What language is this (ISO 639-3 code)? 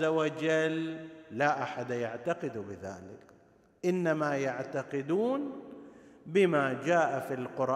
ara